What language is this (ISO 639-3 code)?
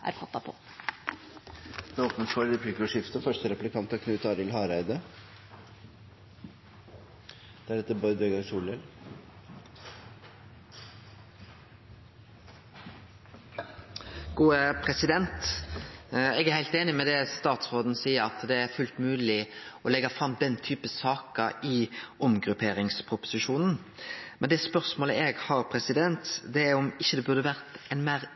nor